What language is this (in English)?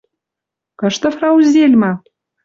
Western Mari